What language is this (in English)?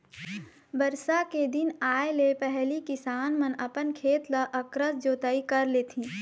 Chhattisgarhi